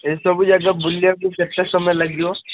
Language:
Odia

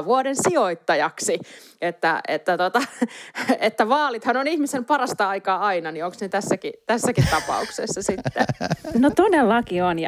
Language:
Finnish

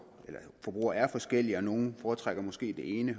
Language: Danish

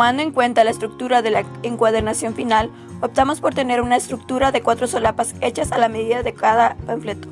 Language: Spanish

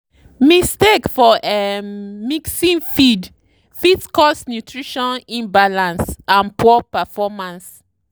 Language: Nigerian Pidgin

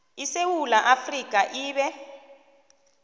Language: South Ndebele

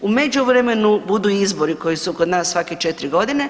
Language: Croatian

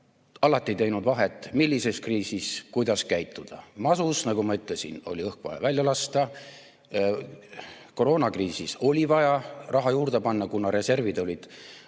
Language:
Estonian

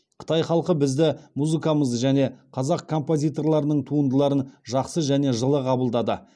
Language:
Kazakh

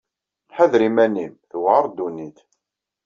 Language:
Kabyle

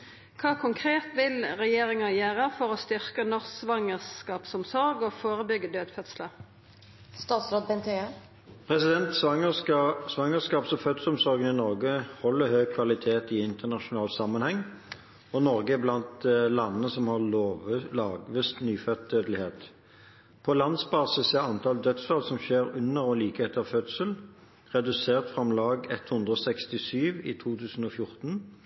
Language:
Norwegian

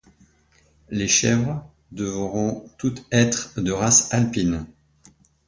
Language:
French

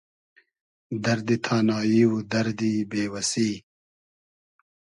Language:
Hazaragi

